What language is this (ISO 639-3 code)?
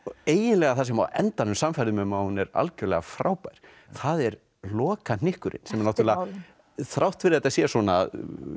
isl